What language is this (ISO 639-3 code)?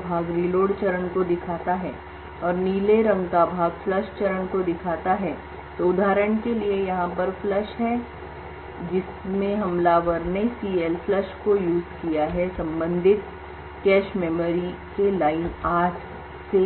hin